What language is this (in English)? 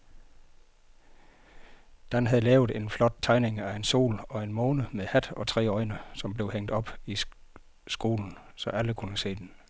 Danish